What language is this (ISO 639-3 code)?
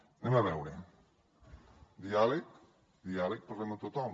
cat